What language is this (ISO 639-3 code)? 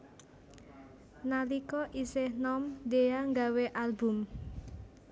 jav